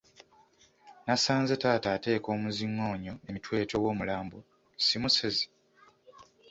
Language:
Ganda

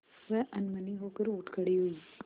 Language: Hindi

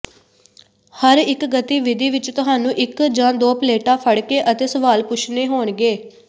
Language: Punjabi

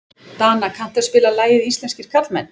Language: Icelandic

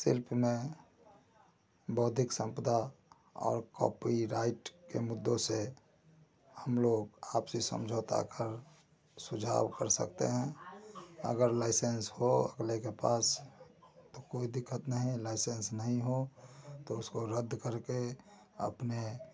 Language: Hindi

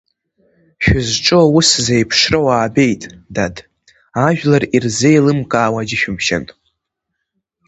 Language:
Abkhazian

